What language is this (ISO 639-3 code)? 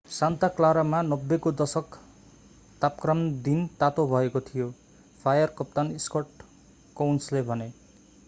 nep